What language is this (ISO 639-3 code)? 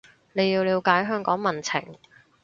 yue